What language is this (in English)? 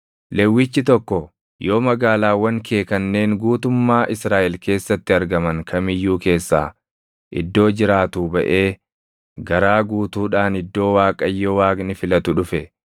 Oromo